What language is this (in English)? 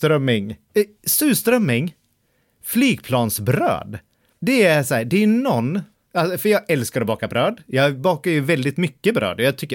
Swedish